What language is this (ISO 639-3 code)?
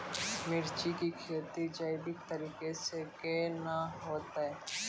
mai